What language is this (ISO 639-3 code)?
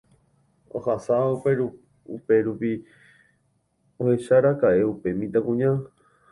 grn